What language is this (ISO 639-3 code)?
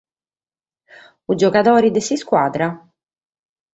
srd